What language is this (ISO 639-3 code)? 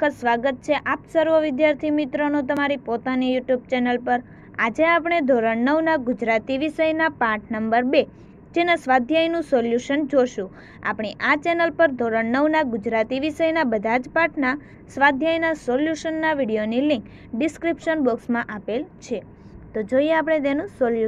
guj